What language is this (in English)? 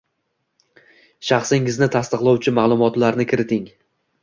Uzbek